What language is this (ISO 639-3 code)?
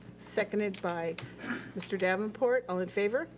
eng